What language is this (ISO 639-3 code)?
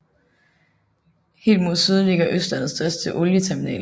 dan